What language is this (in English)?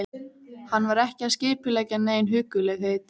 Icelandic